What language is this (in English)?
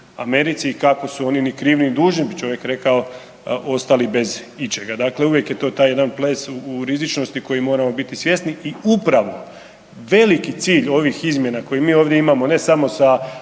Croatian